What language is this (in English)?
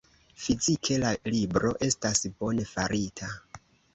Esperanto